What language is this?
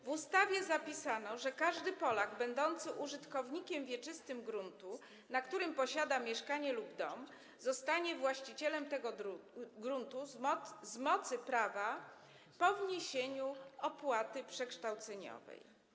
Polish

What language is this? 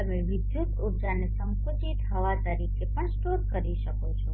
Gujarati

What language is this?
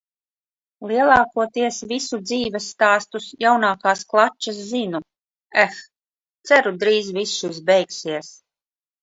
Latvian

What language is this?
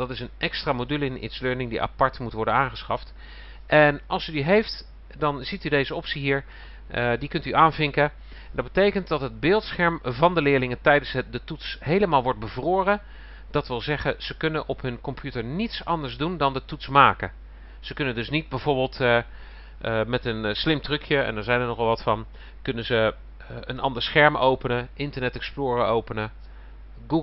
Dutch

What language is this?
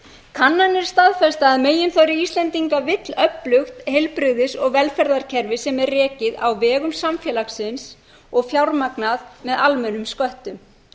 Icelandic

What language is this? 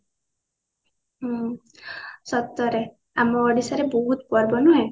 Odia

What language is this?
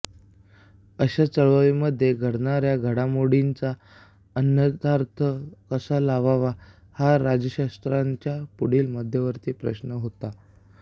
Marathi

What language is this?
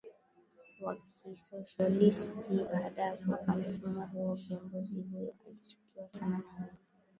Swahili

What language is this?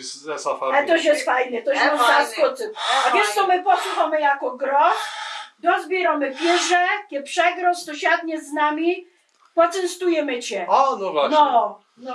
Polish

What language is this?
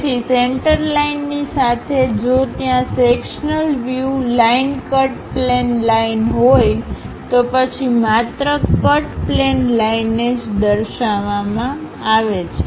Gujarati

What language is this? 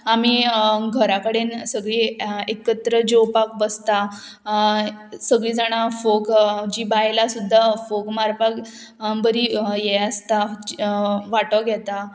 Konkani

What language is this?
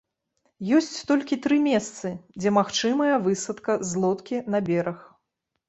Belarusian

